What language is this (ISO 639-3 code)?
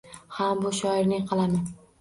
uzb